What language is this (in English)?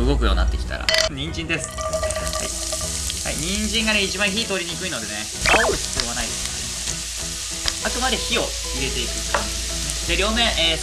Japanese